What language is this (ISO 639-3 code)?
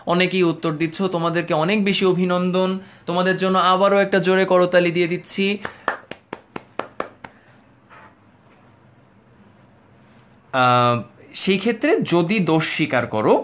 ben